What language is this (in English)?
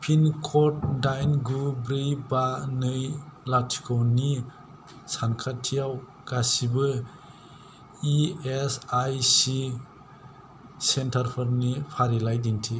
Bodo